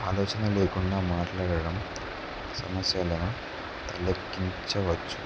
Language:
Telugu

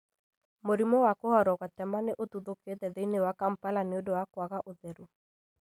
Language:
Kikuyu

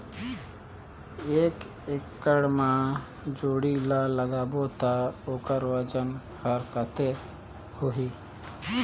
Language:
Chhattisgarhi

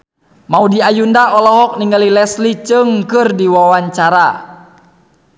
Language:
Sundanese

